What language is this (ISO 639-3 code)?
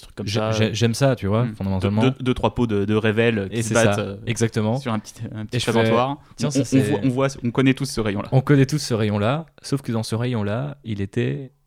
fra